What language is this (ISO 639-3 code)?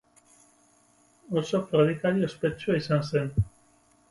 eus